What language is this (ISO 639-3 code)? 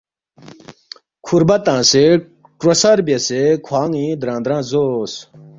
bft